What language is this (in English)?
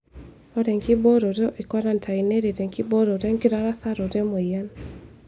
Masai